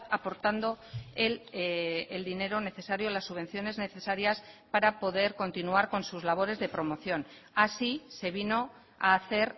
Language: Spanish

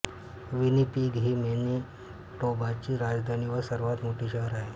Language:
Marathi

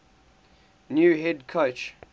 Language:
English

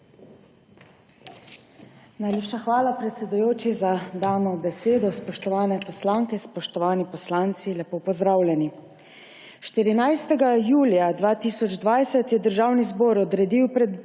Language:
Slovenian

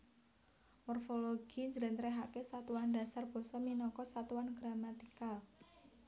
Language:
Javanese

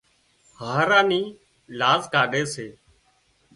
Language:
Wadiyara Koli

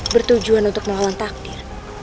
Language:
Indonesian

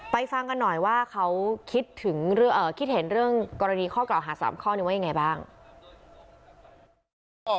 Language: Thai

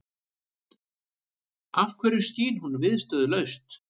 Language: Icelandic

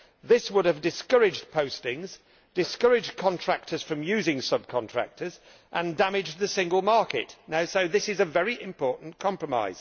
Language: English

